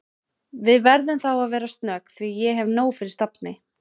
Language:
Icelandic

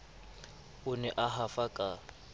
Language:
Southern Sotho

